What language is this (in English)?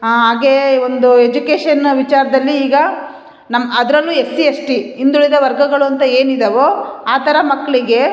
Kannada